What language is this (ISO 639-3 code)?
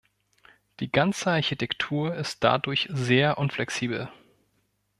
deu